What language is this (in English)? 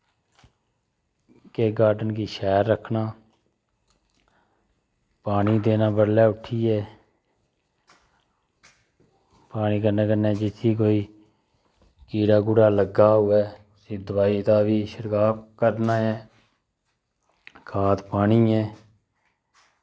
Dogri